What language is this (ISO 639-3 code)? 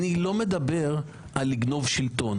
heb